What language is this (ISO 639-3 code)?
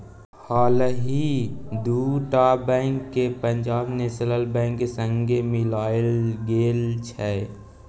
mai